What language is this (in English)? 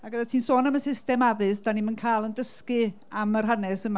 Welsh